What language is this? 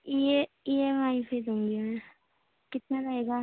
Urdu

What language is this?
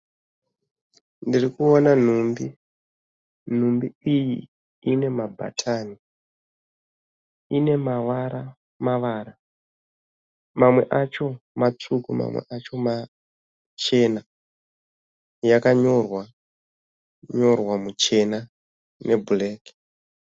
Shona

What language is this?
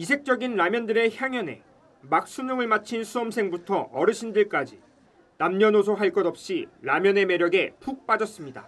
Korean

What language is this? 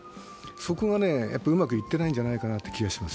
Japanese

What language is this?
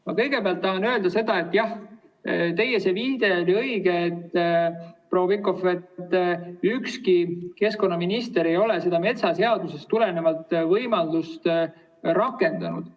Estonian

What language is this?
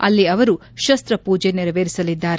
Kannada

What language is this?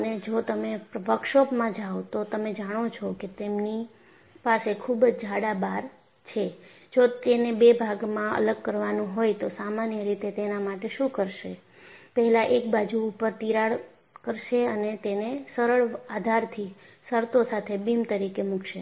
Gujarati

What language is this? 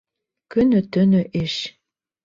Bashkir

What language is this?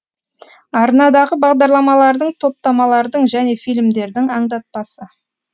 Kazakh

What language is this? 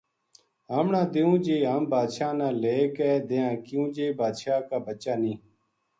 Gujari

